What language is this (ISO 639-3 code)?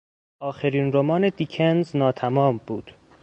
fas